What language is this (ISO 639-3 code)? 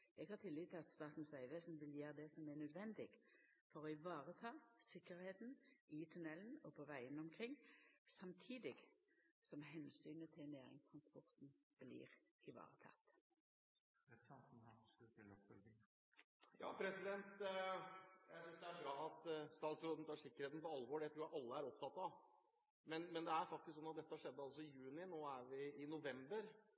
nor